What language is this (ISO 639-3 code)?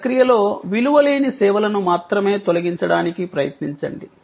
tel